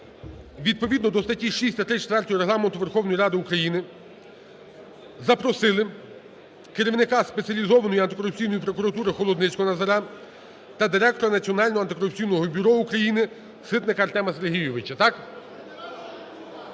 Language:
Ukrainian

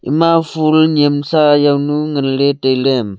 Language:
Wancho Naga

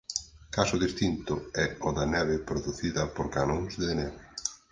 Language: Galician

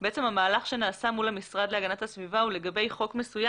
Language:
Hebrew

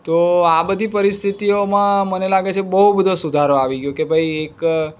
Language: Gujarati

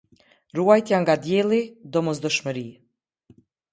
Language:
Albanian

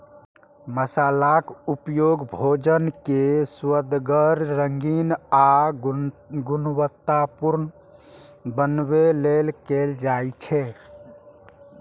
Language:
Maithili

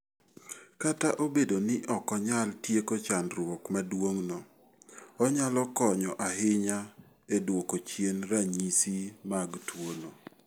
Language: Luo (Kenya and Tanzania)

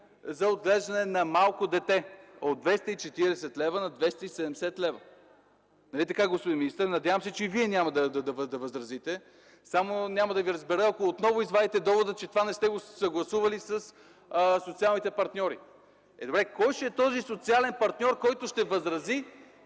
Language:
Bulgarian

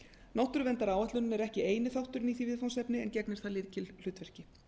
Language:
Icelandic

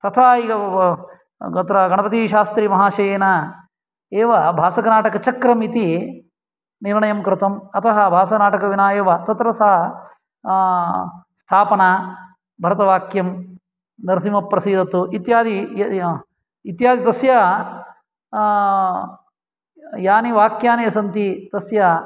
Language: Sanskrit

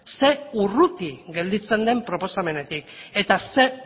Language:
Basque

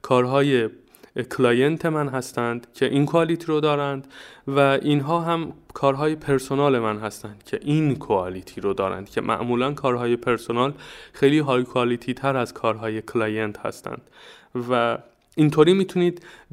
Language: Persian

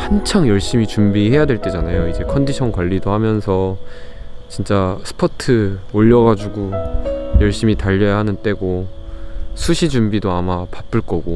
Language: Korean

